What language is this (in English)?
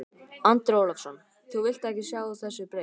Icelandic